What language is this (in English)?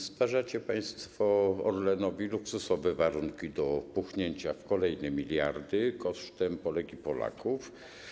Polish